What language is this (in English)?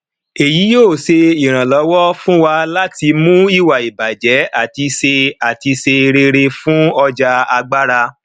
Yoruba